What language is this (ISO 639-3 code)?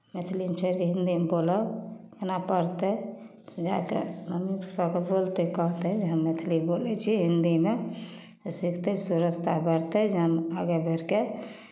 mai